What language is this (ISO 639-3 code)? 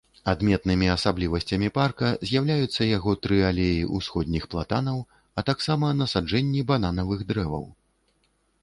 bel